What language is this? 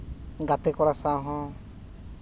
Santali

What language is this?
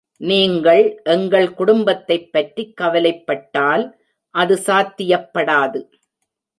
Tamil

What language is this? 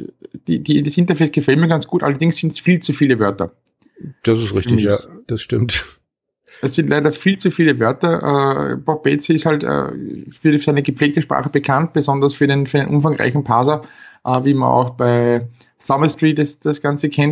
German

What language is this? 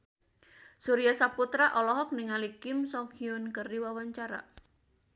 Sundanese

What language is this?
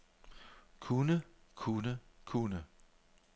Danish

